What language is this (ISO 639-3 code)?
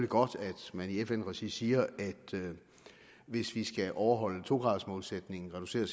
dan